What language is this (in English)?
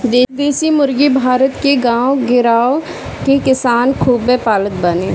Bhojpuri